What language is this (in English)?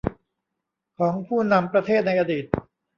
Thai